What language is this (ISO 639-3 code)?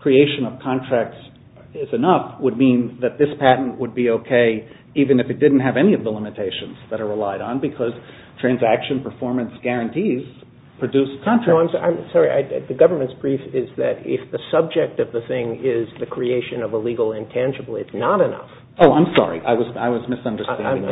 eng